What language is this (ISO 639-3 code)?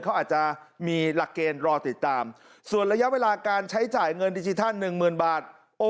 tha